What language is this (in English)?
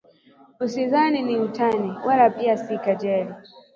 Swahili